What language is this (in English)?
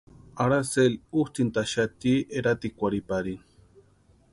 Western Highland Purepecha